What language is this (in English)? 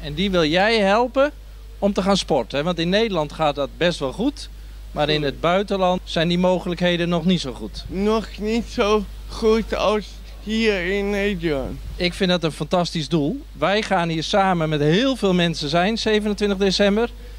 Dutch